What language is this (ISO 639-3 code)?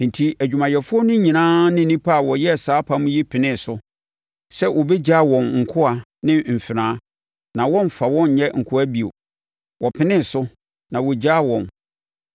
aka